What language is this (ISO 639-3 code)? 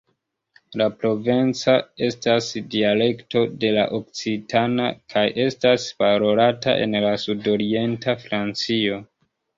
epo